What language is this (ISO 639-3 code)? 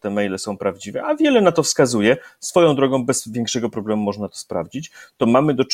pol